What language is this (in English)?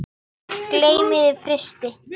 Icelandic